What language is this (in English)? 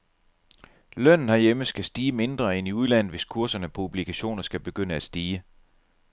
Danish